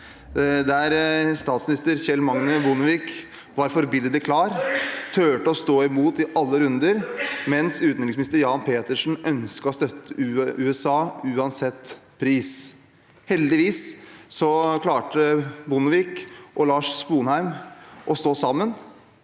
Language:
Norwegian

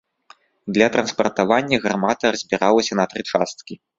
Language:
Belarusian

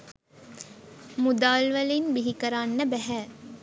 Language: Sinhala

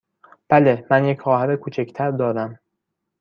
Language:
Persian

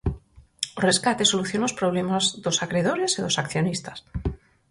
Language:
Galician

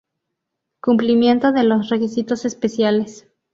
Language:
Spanish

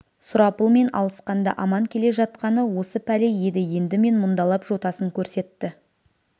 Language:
Kazakh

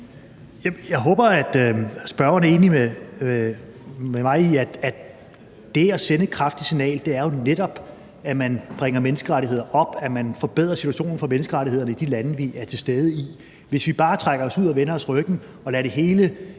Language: Danish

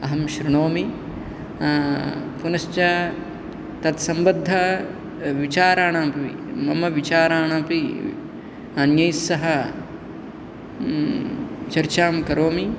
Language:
Sanskrit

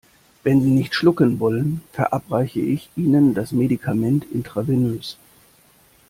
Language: German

